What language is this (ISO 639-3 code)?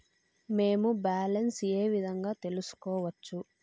tel